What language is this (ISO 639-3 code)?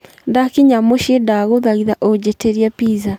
kik